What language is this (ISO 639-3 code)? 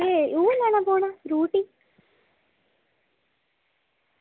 doi